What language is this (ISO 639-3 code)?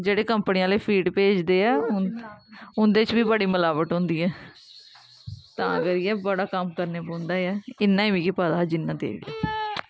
doi